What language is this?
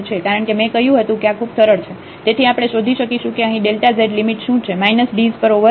Gujarati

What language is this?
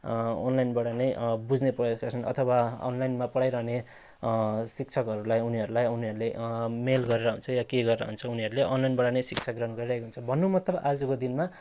Nepali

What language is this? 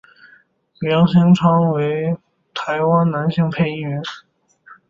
Chinese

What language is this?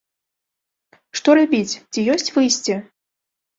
Belarusian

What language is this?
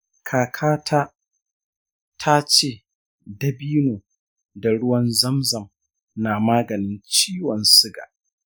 Hausa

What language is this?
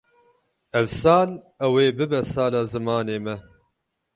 Kurdish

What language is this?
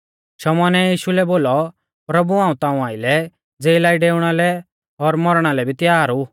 Mahasu Pahari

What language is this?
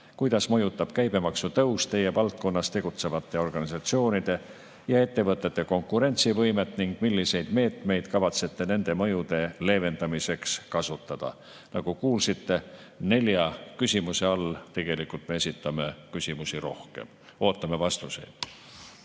Estonian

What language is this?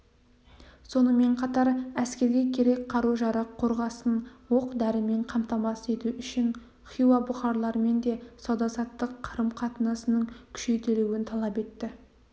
Kazakh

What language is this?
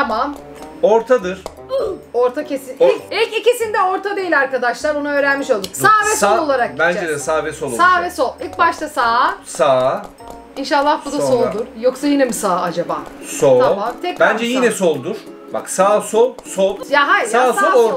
Turkish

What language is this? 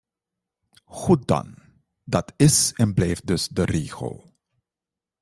Dutch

